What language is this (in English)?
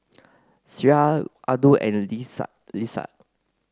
English